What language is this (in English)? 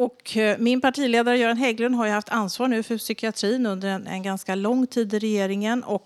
Swedish